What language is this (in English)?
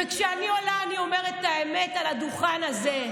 Hebrew